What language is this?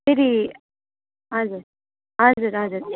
Nepali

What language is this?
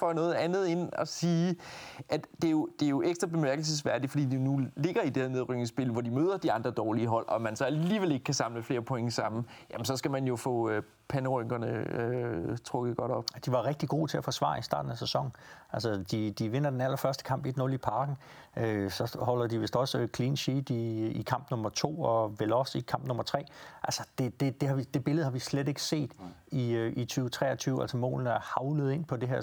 Danish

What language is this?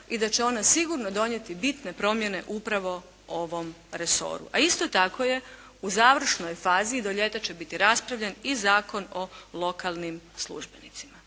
Croatian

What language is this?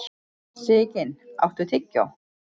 Icelandic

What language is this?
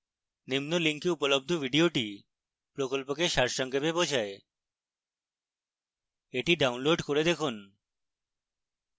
Bangla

